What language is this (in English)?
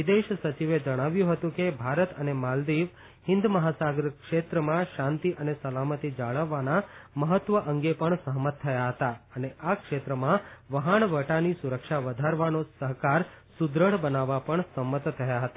Gujarati